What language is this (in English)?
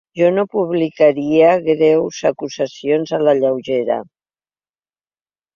Catalan